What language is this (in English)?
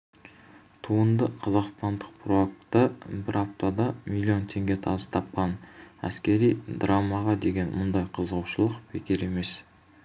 Kazakh